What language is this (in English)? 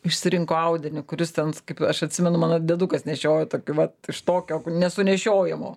Lithuanian